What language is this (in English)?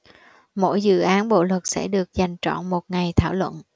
Vietnamese